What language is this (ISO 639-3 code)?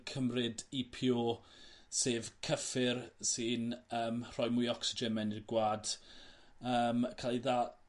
cym